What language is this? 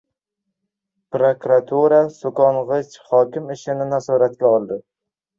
Uzbek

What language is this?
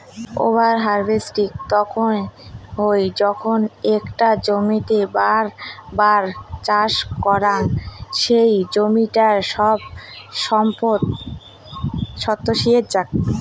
Bangla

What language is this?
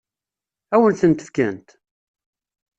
Kabyle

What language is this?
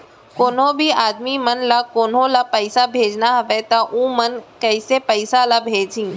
Chhattisgarhi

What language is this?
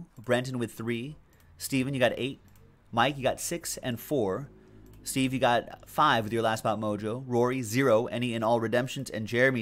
English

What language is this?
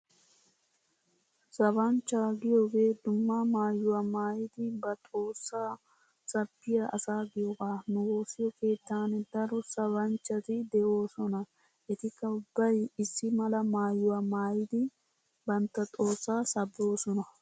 Wolaytta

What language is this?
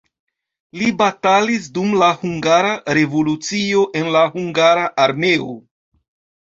Esperanto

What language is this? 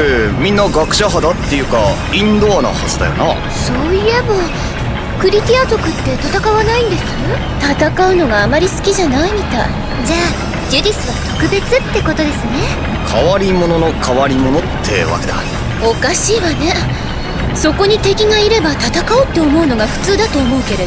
Japanese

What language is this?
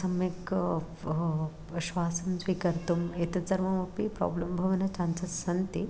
Sanskrit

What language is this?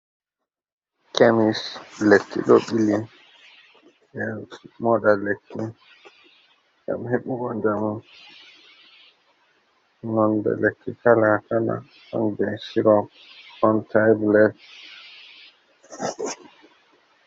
Fula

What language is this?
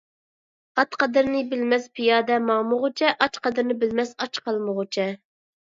Uyghur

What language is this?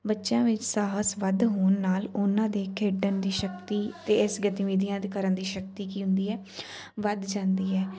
Punjabi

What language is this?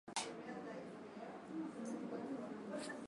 Swahili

